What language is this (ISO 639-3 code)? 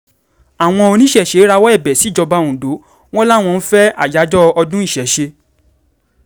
yor